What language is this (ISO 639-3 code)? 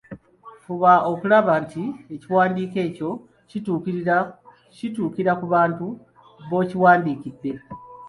lug